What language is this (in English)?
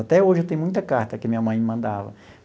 Portuguese